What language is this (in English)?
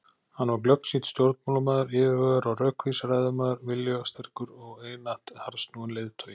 Icelandic